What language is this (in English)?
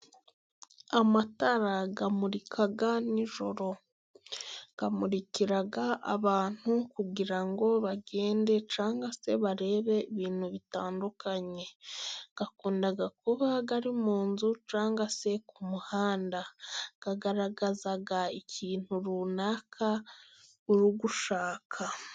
Kinyarwanda